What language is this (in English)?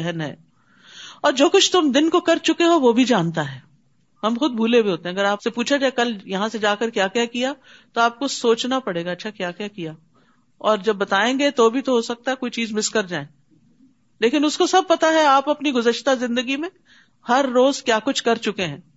Urdu